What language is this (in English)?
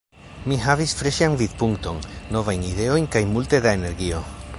Esperanto